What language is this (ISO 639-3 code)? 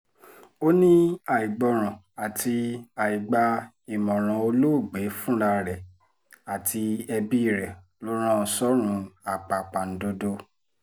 yor